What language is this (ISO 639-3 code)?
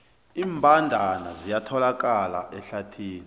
nbl